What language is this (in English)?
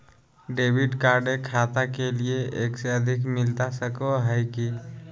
Magahi